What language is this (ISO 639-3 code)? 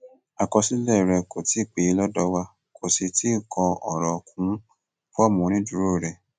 yor